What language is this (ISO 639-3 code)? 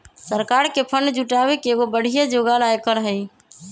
mag